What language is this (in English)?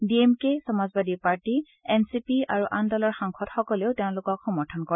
Assamese